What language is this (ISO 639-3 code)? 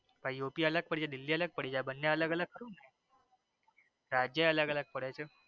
guj